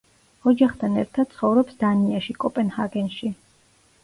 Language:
Georgian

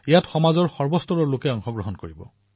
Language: Assamese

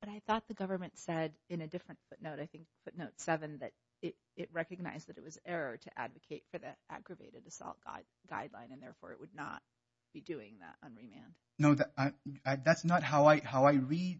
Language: English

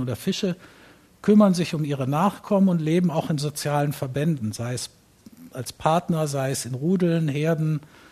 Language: German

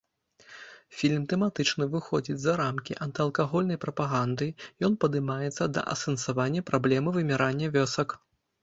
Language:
Belarusian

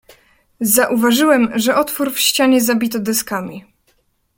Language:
Polish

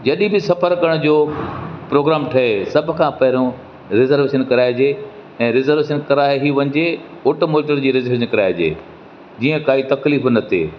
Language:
Sindhi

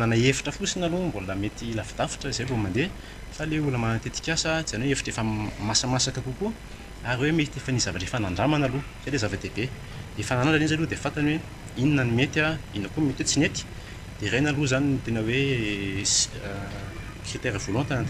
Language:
Romanian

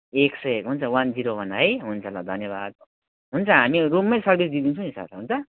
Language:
Nepali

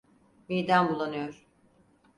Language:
Turkish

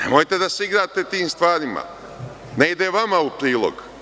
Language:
Serbian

